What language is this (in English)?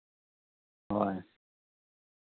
Santali